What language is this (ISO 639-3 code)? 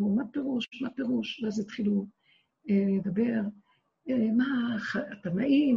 heb